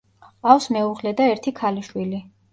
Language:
Georgian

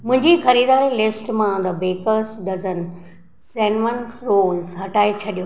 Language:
Sindhi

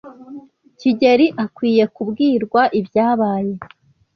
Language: Kinyarwanda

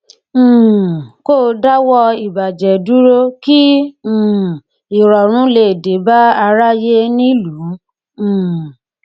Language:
Yoruba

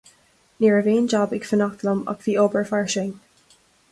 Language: Irish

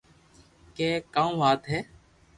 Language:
Loarki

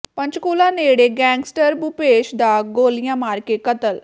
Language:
Punjabi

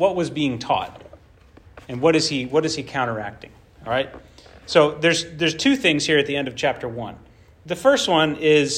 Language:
English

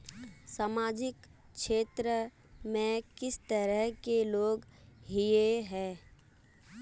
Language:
Magahi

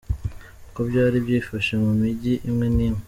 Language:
Kinyarwanda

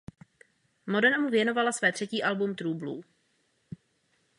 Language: Czech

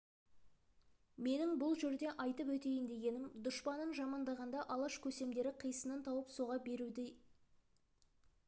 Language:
Kazakh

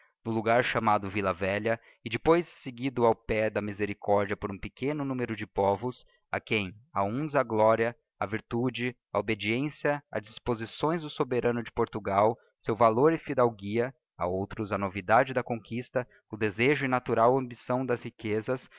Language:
Portuguese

